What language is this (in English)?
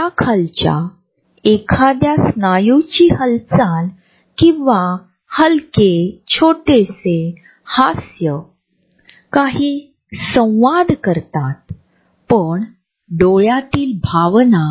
Marathi